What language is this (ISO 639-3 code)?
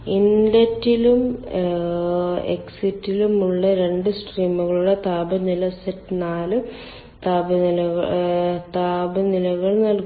mal